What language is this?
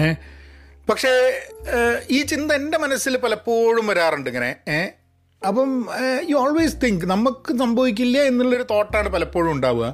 Malayalam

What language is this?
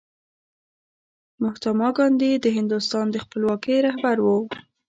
Pashto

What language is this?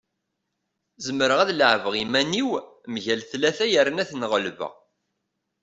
Kabyle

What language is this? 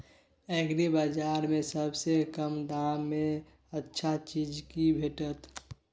Maithili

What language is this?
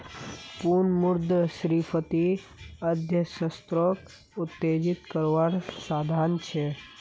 Magahi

